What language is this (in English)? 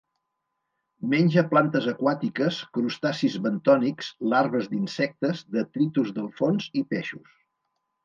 Catalan